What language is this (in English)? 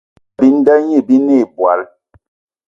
Eton (Cameroon)